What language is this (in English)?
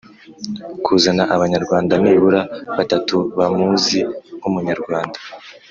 Kinyarwanda